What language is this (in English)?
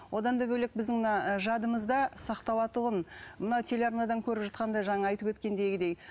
Kazakh